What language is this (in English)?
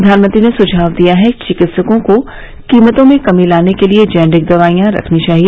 Hindi